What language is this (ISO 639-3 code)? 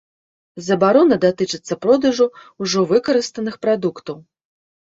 bel